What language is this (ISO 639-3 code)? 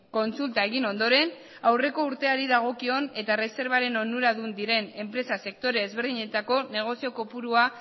eus